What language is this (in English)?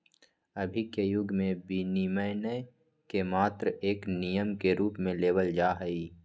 Magahi